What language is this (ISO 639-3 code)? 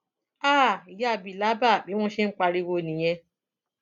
yor